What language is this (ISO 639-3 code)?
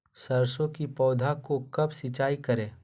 mag